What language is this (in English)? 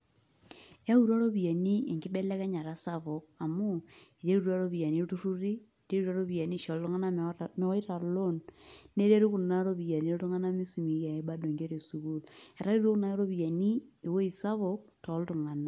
Masai